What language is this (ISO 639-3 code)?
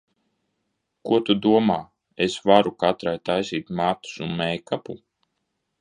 lav